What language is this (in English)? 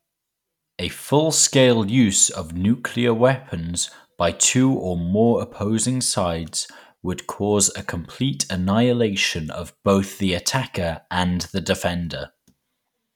English